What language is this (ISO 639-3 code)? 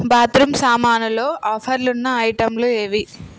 tel